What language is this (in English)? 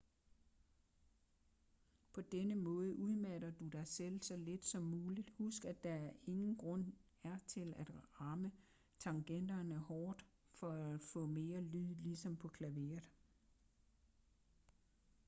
Danish